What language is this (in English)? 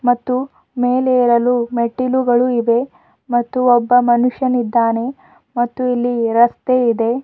Kannada